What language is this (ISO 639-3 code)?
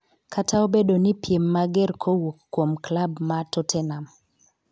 luo